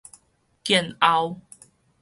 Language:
Min Nan Chinese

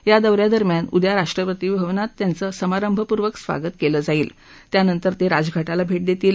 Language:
Marathi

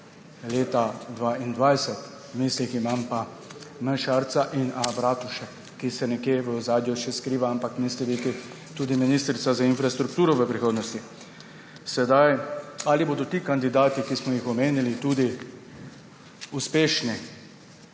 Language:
Slovenian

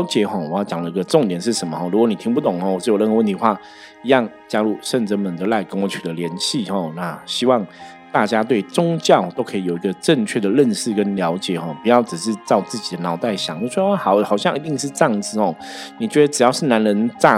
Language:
Chinese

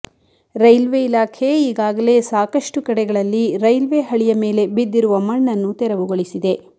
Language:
Kannada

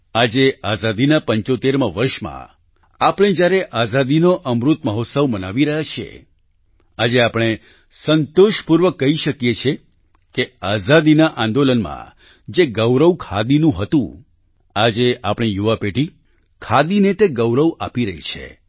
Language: Gujarati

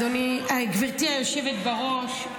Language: Hebrew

